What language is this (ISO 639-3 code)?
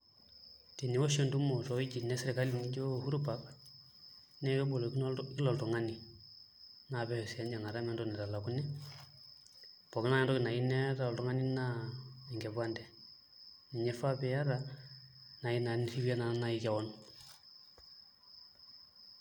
mas